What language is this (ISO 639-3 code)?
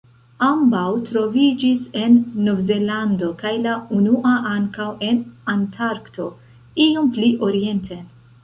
epo